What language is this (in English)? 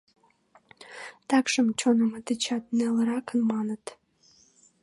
Mari